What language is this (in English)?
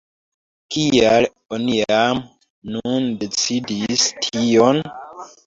Esperanto